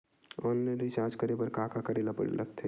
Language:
Chhattisgarhi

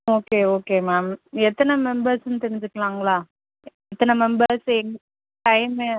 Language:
Tamil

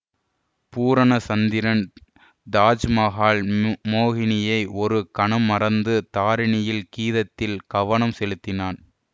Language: Tamil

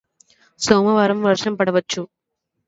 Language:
Telugu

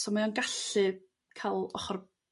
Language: Welsh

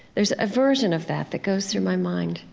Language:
English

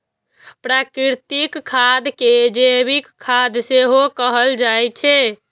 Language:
Maithili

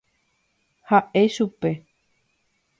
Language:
Guarani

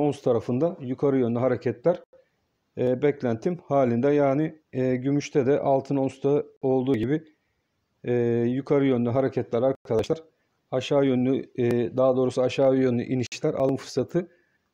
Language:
Turkish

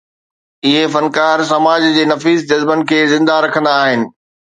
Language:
Sindhi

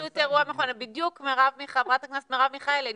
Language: Hebrew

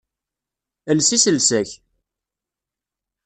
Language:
Kabyle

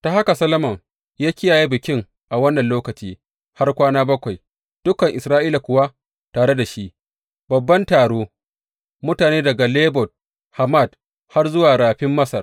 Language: Hausa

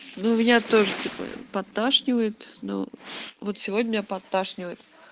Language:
Russian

